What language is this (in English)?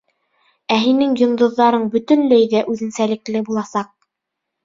Bashkir